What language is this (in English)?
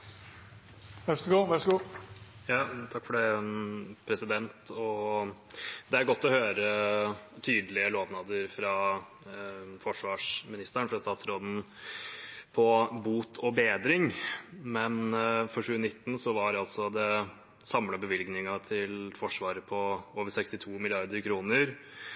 Norwegian